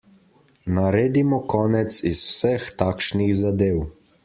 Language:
Slovenian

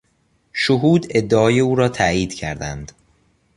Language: Persian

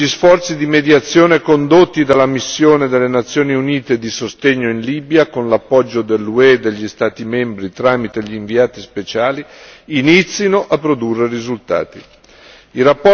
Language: Italian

